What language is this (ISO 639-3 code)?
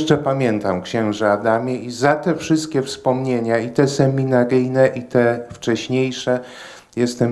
pol